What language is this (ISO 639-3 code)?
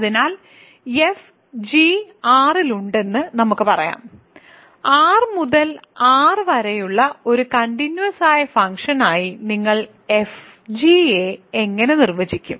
mal